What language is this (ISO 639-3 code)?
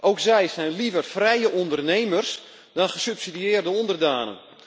nld